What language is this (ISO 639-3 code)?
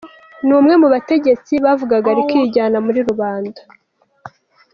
kin